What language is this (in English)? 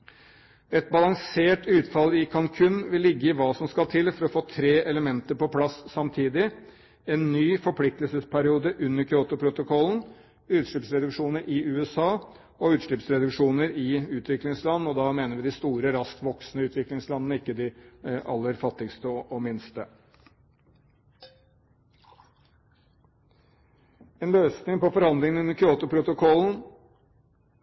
Norwegian Bokmål